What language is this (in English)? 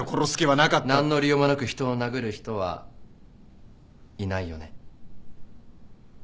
Japanese